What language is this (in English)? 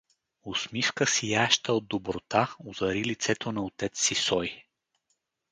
Bulgarian